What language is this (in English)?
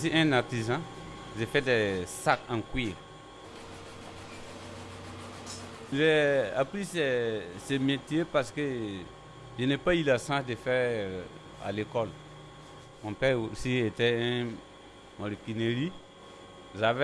French